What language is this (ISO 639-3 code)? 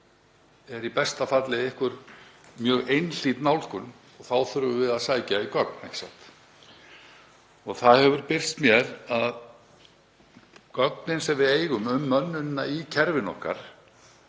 isl